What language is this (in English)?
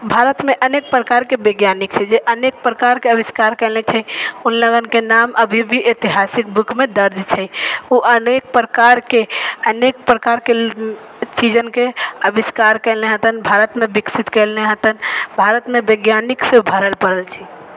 Maithili